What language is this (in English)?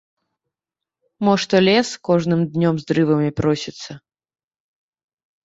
Belarusian